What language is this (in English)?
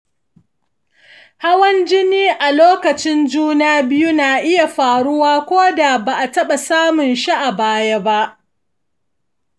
Hausa